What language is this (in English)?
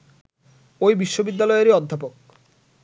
Bangla